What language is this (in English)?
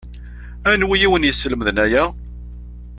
Kabyle